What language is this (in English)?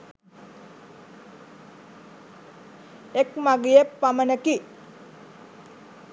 Sinhala